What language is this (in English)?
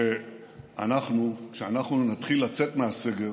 Hebrew